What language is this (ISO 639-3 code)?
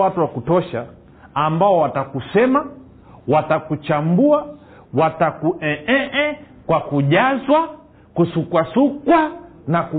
swa